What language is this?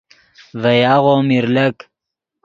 Yidgha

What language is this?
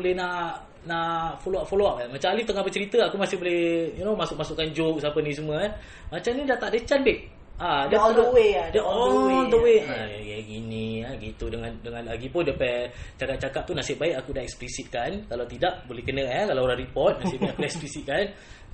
Malay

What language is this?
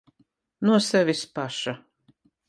Latvian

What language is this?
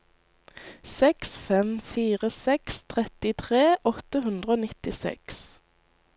Norwegian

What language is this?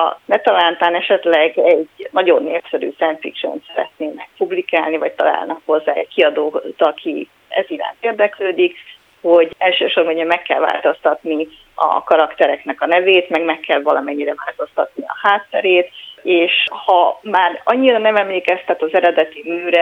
Hungarian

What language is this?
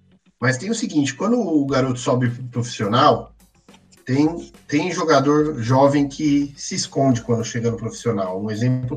Portuguese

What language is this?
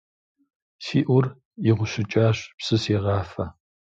Kabardian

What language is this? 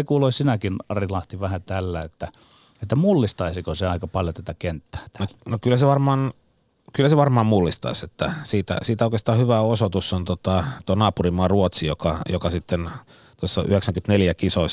Finnish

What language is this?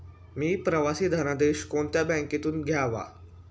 Marathi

